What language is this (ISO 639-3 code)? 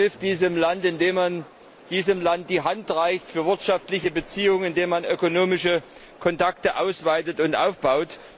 deu